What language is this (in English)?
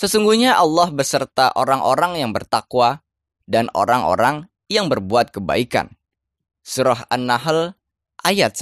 Indonesian